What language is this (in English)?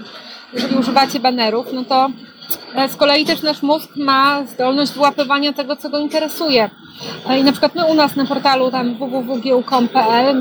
Polish